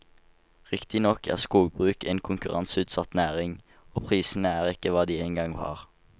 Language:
Norwegian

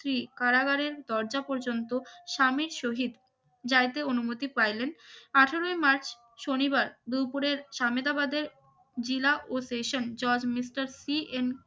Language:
Bangla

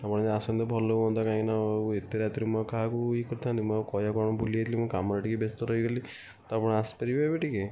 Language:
Odia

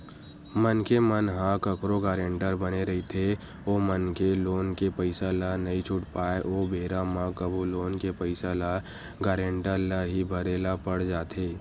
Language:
Chhattisgarhi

